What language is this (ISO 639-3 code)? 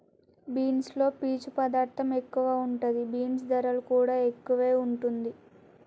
tel